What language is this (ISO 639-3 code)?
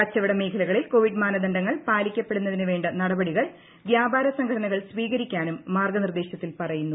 mal